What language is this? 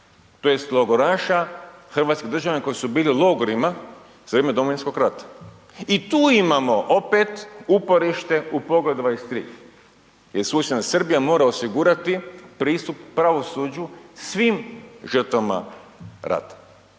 Croatian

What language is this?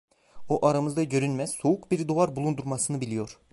Turkish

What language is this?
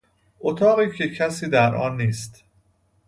Persian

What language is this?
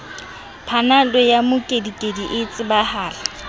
Southern Sotho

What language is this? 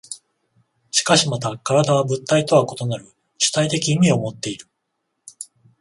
Japanese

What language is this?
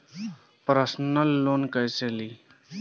Bhojpuri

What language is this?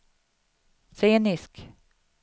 Swedish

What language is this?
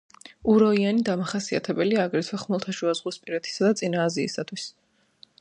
Georgian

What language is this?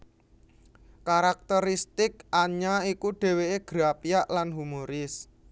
Javanese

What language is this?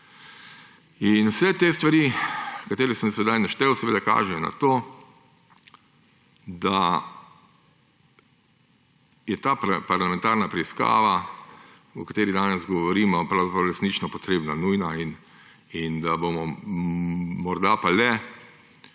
Slovenian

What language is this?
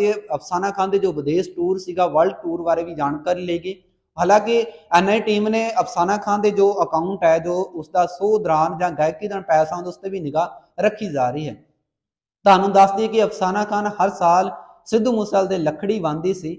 Hindi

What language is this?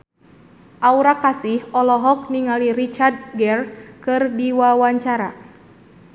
Sundanese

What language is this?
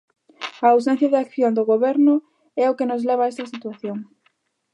Galician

